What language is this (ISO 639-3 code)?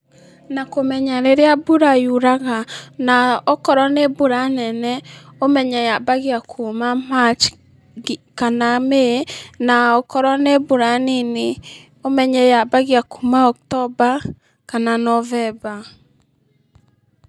kik